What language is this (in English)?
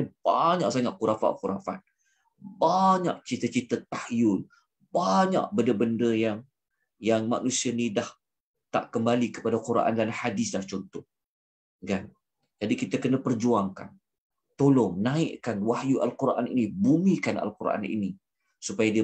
Malay